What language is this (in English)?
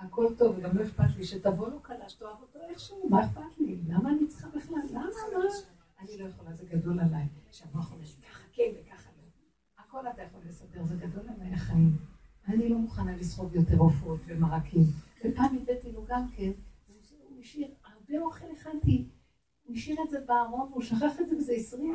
Hebrew